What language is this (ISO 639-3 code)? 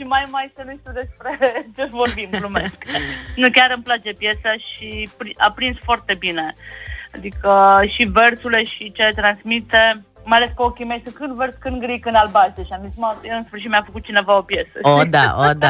ron